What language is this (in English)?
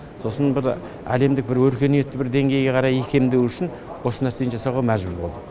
Kazakh